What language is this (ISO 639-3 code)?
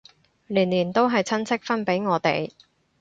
yue